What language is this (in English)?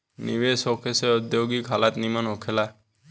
Bhojpuri